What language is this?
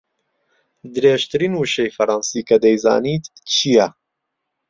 Central Kurdish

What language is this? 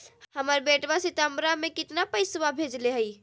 Magahi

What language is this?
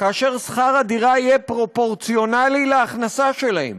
Hebrew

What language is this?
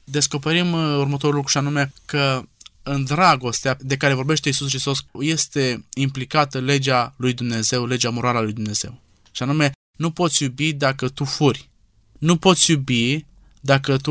Romanian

